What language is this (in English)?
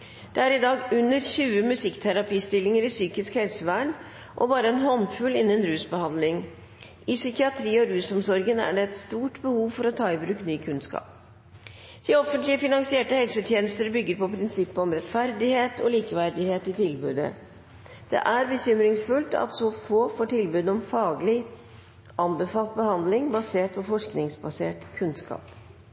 Norwegian Bokmål